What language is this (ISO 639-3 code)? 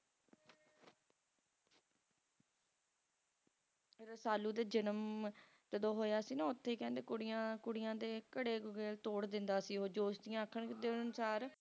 pan